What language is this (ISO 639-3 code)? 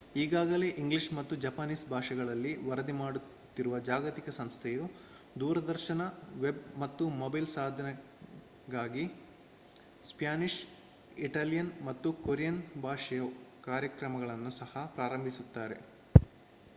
kan